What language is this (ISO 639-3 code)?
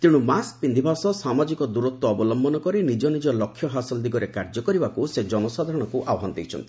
ori